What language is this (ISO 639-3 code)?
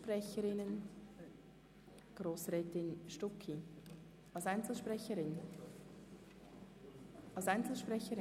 gsw